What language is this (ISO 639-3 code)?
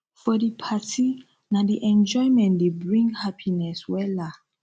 pcm